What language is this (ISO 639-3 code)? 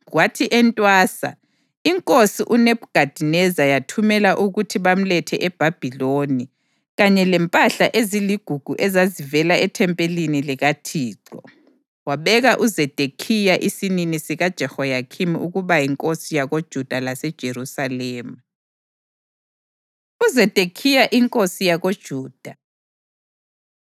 nde